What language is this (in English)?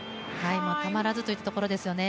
Japanese